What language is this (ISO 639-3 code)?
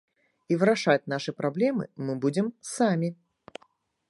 bel